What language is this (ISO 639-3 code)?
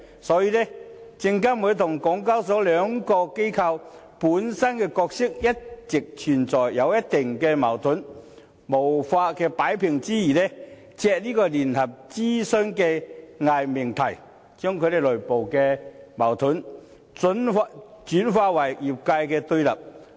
yue